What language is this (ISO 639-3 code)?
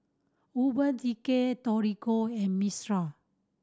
eng